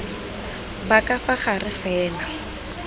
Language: Tswana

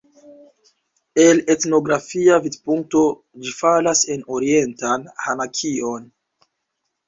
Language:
Esperanto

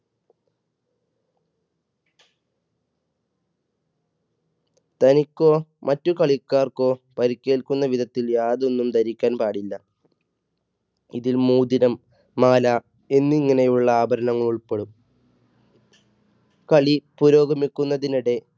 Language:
Malayalam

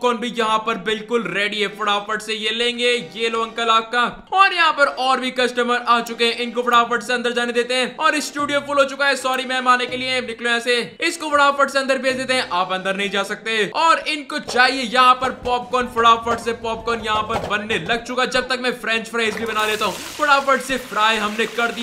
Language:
Hindi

